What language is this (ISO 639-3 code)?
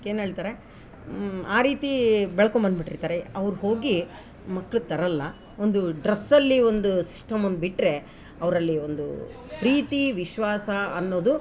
kan